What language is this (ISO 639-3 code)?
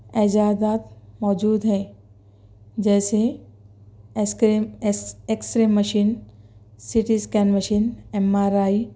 urd